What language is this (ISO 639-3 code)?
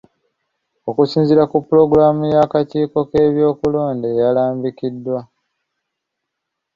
lug